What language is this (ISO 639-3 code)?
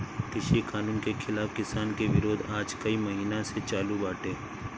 bho